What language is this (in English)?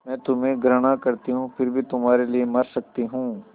Hindi